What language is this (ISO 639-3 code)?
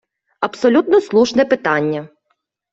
ukr